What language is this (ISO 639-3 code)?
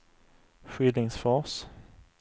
swe